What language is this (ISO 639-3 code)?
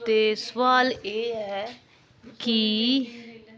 doi